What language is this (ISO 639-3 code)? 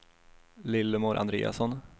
swe